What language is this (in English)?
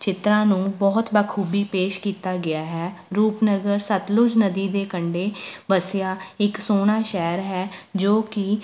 Punjabi